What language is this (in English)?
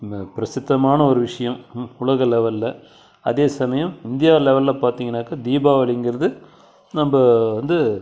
Tamil